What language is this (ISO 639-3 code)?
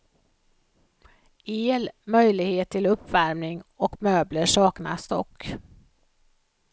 swe